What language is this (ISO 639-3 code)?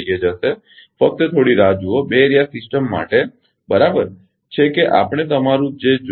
guj